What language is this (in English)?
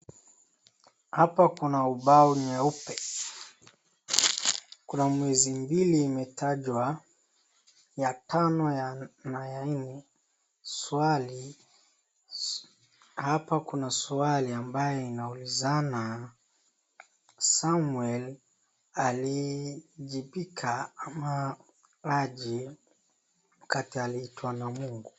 Swahili